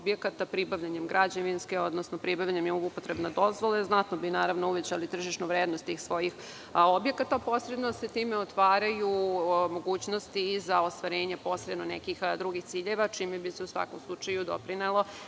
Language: Serbian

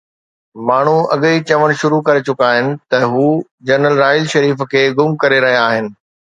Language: Sindhi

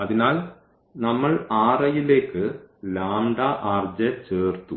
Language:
Malayalam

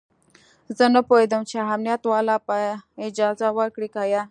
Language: Pashto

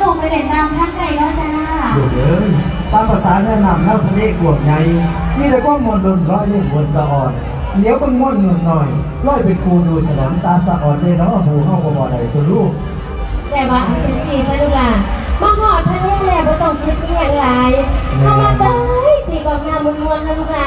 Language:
Thai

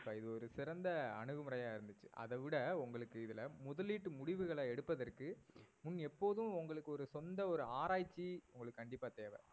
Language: Tamil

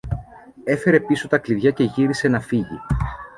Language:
Greek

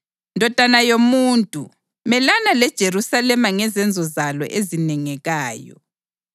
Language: North Ndebele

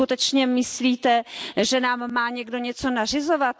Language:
Czech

